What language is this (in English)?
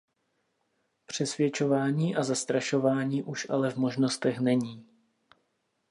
Czech